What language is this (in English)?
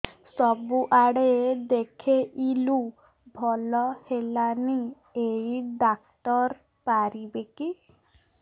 Odia